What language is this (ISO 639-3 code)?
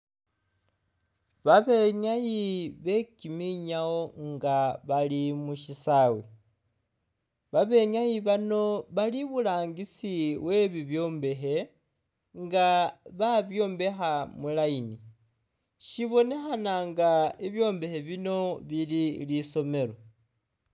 myx